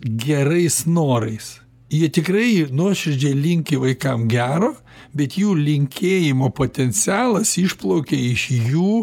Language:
Lithuanian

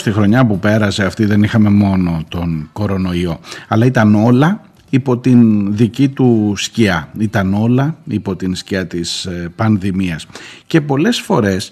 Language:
Greek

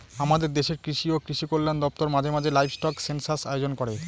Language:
Bangla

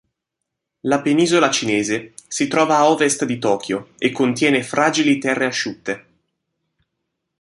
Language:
Italian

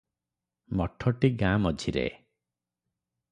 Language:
Odia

